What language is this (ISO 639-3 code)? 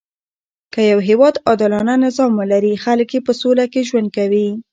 pus